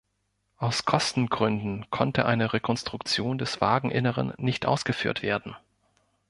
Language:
German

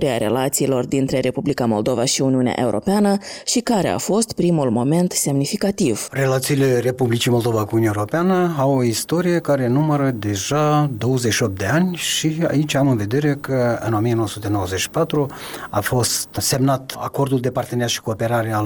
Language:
Romanian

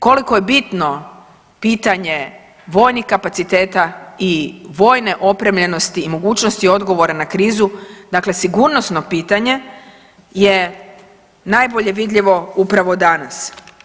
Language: Croatian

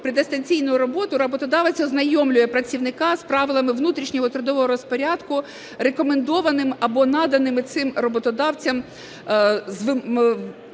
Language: Ukrainian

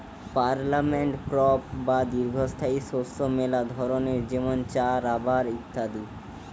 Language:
Bangla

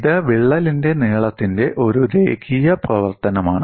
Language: Malayalam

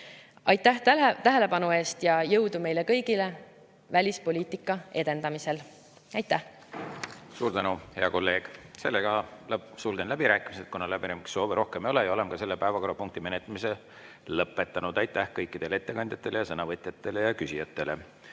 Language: Estonian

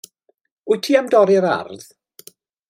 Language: Welsh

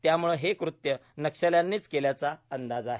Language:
Marathi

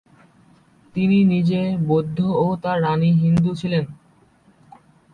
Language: Bangla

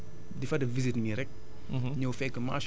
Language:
Wolof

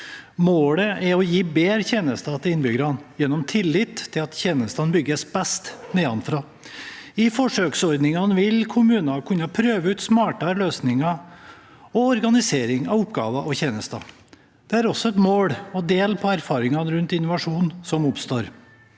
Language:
Norwegian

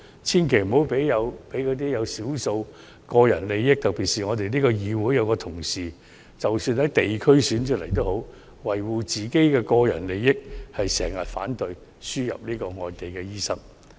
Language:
Cantonese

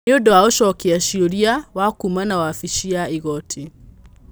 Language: Kikuyu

